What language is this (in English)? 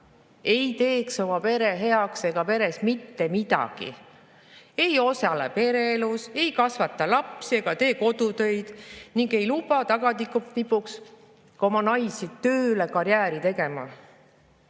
Estonian